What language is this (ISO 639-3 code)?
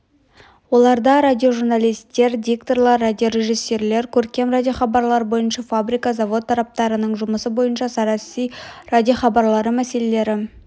kaz